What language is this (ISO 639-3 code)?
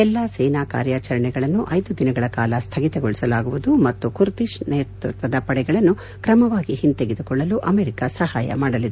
kan